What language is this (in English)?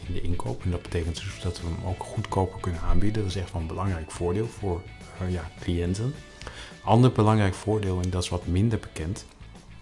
Dutch